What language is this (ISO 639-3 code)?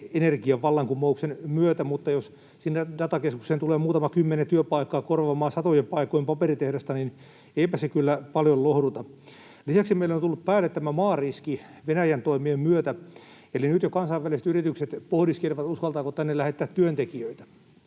fin